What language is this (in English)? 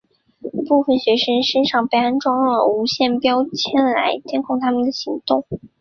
Chinese